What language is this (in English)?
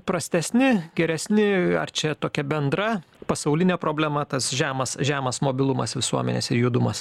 Lithuanian